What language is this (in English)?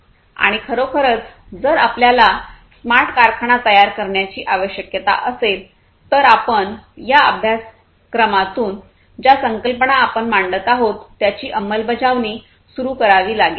Marathi